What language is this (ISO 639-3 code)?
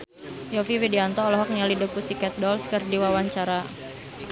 sun